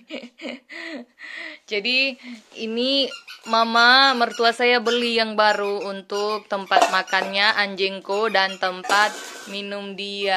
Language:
Indonesian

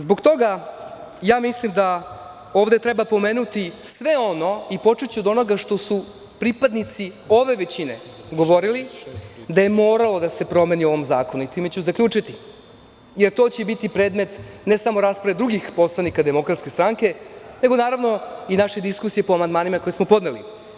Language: Serbian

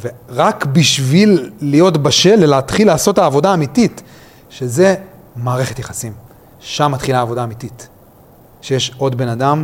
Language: Hebrew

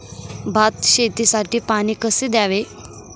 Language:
Marathi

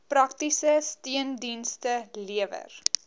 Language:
Afrikaans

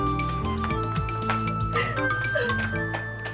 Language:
Indonesian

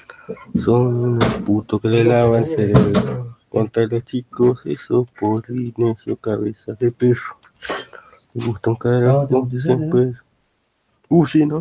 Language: Spanish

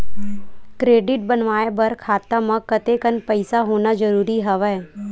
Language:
Chhattisgarhi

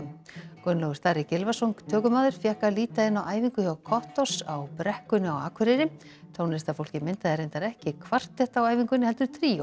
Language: Icelandic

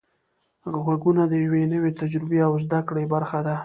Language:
Pashto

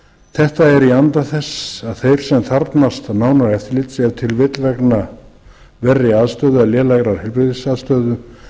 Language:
Icelandic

